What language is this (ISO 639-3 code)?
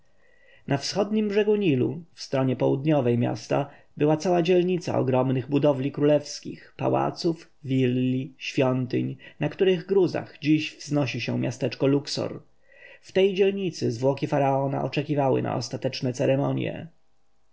pol